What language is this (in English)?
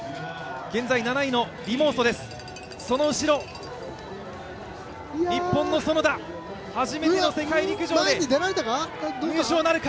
Japanese